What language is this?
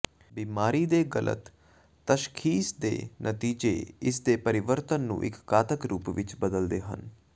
Punjabi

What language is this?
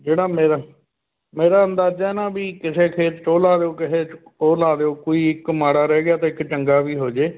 Punjabi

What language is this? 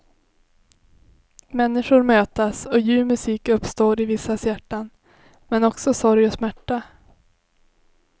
Swedish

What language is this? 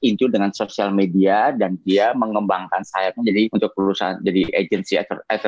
Indonesian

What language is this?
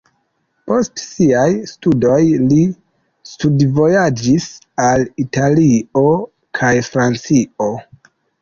Esperanto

